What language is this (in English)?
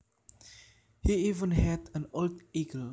Javanese